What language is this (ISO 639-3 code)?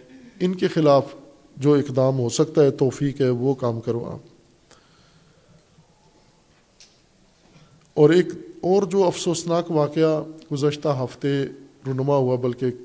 urd